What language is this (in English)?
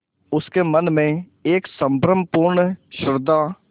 Hindi